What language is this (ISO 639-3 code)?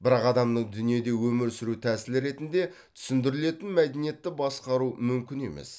kaz